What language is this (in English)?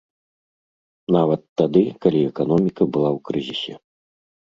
Belarusian